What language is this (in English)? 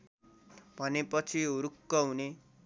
Nepali